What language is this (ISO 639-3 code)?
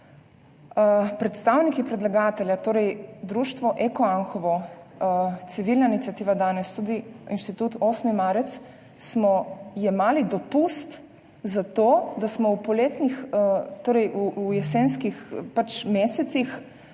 slv